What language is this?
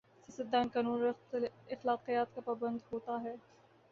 Urdu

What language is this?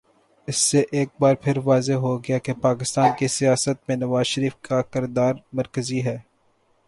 Urdu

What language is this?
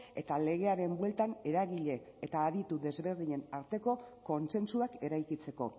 Basque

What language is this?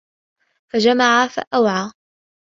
Arabic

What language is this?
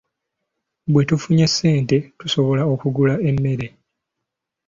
Ganda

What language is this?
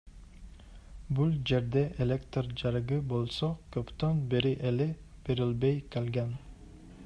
Kyrgyz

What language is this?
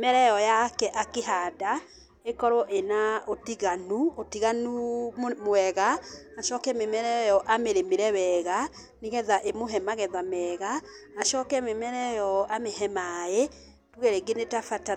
Kikuyu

